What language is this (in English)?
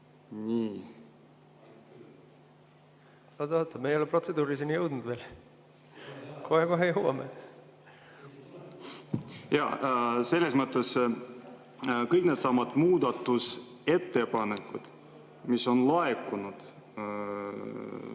Estonian